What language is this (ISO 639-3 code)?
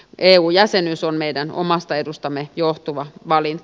fin